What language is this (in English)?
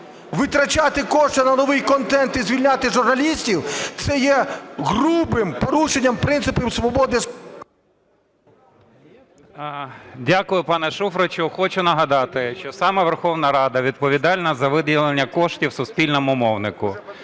Ukrainian